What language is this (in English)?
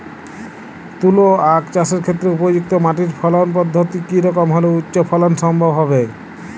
Bangla